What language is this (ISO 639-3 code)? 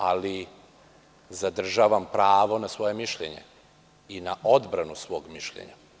srp